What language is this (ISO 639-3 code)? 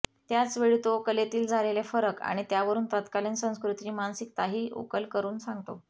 mar